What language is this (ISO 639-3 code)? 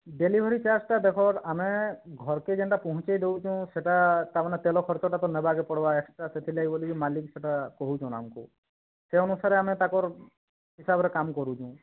ori